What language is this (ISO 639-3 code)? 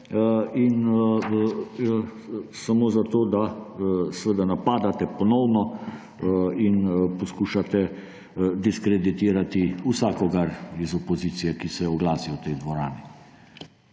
slv